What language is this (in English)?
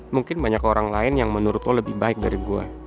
Indonesian